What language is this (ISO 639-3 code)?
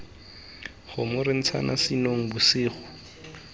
tsn